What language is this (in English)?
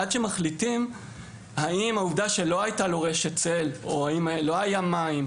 Hebrew